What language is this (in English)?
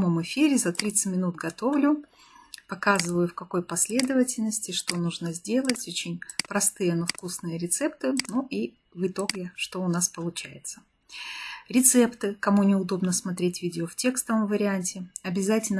Russian